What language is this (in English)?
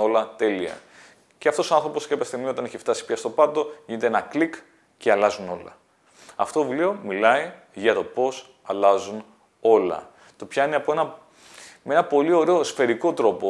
Greek